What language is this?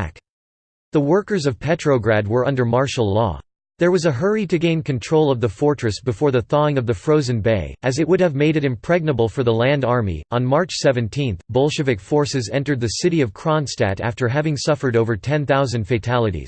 English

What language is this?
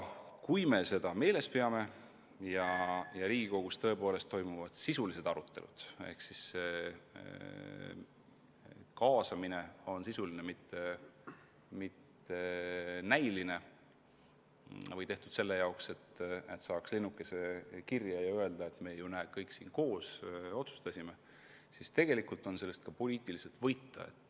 Estonian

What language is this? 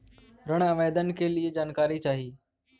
Bhojpuri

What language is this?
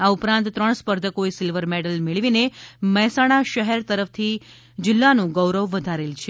Gujarati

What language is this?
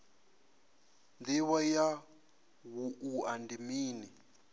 Venda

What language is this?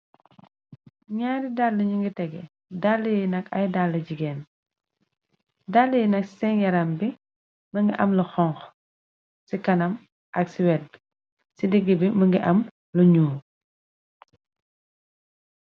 Wolof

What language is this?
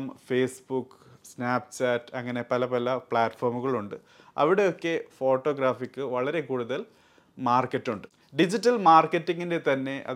Malayalam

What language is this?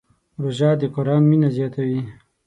Pashto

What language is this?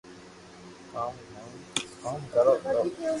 Loarki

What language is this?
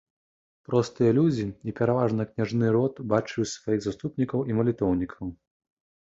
Belarusian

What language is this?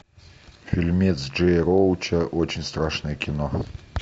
Russian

